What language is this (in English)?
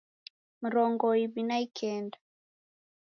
Taita